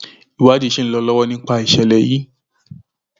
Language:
Yoruba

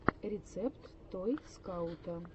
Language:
Russian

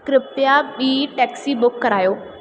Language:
Sindhi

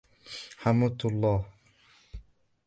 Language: Arabic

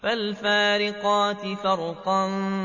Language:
Arabic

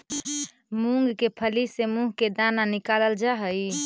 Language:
Magahi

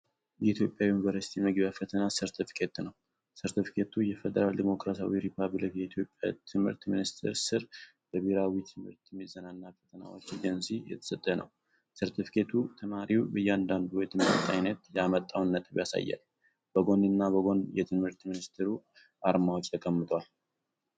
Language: Amharic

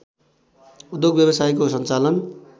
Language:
Nepali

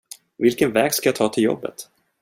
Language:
Swedish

